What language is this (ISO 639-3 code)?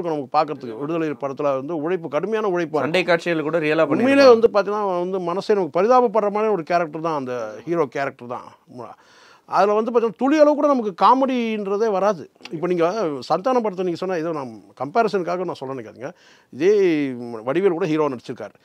kor